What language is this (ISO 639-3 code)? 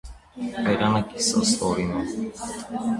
hye